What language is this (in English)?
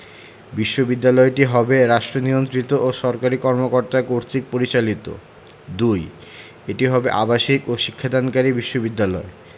Bangla